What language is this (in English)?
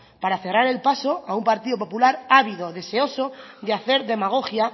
Spanish